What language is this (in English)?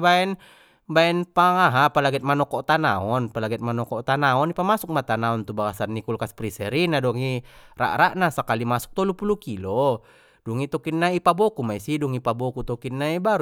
Batak Mandailing